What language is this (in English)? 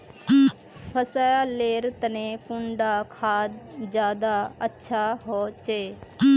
Magahi